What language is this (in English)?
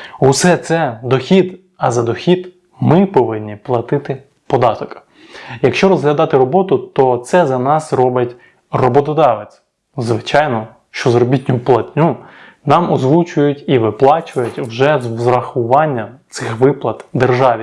Ukrainian